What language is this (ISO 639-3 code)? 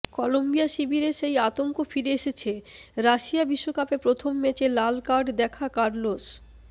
ben